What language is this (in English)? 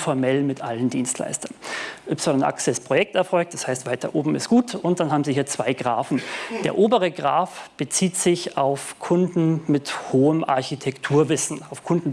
German